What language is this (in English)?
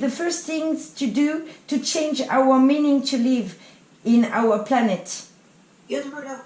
English